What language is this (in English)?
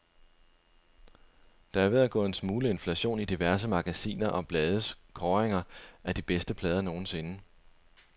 Danish